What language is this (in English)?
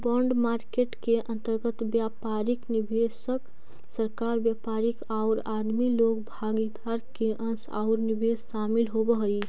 Magahi